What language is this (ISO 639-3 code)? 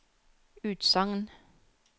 nor